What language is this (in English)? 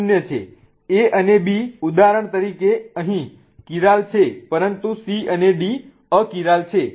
Gujarati